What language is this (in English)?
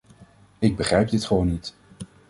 Dutch